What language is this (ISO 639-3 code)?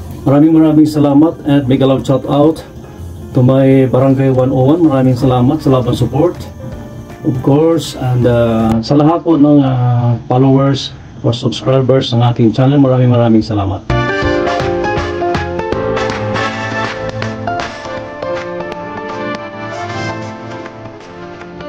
fil